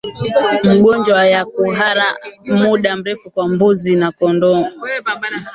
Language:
Swahili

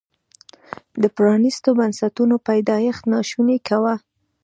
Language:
Pashto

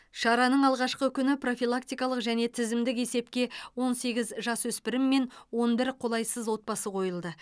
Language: Kazakh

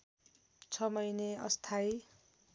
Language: Nepali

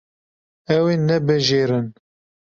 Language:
Kurdish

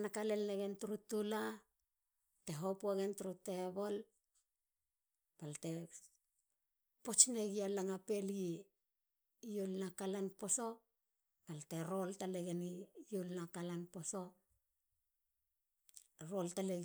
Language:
Halia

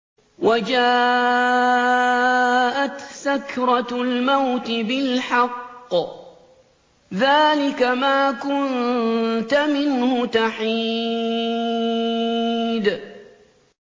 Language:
Arabic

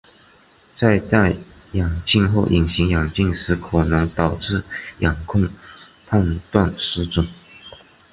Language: Chinese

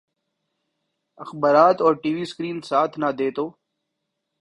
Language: Urdu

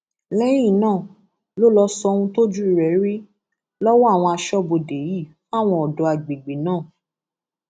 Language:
Yoruba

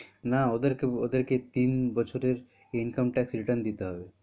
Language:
Bangla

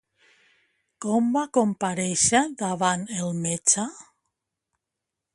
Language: Catalan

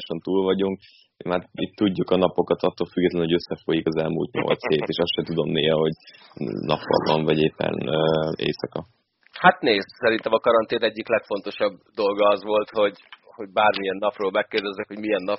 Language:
Hungarian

